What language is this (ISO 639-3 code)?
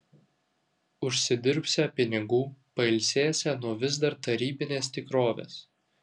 lit